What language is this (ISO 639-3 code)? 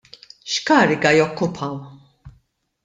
mlt